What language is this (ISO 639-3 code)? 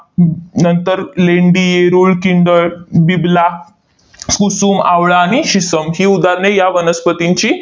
mar